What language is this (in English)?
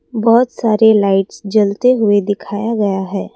Hindi